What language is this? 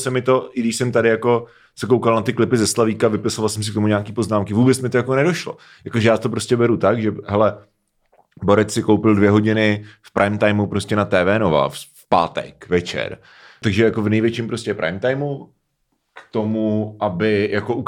Czech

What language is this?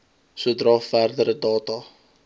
Afrikaans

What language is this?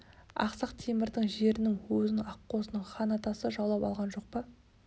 Kazakh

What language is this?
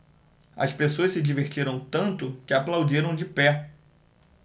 Portuguese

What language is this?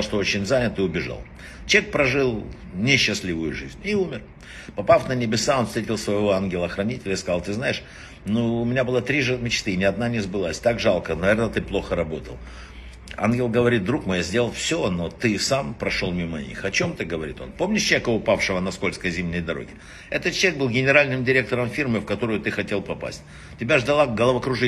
Russian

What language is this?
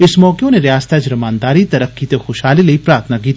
Dogri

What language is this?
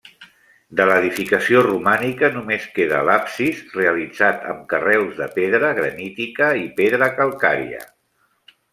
Catalan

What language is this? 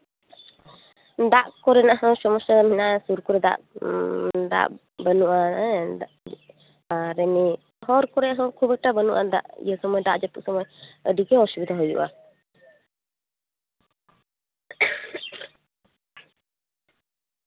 Santali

